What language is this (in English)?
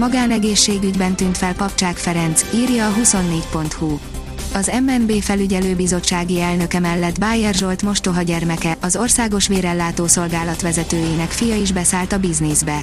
Hungarian